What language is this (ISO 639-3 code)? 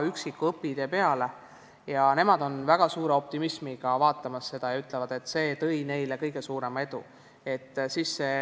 est